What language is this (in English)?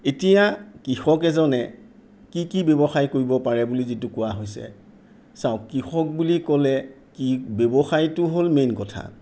Assamese